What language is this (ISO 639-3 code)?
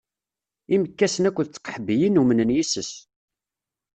kab